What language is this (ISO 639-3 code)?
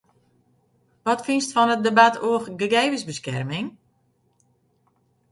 fry